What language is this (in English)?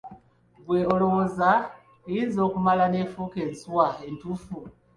Ganda